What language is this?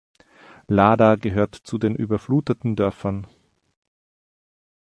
German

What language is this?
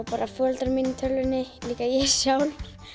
Icelandic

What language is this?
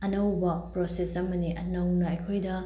Manipuri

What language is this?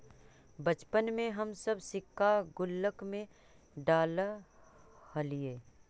Magahi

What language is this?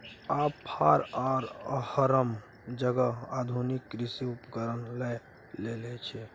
Maithili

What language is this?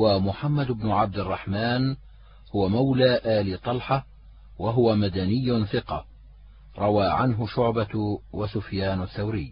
Arabic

